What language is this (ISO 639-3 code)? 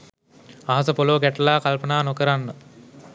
sin